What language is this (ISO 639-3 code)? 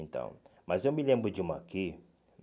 por